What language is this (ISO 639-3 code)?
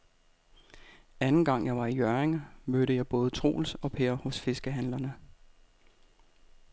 dan